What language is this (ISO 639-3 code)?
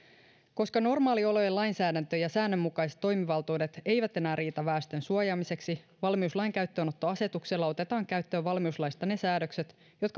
fin